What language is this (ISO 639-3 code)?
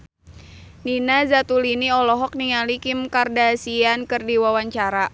sun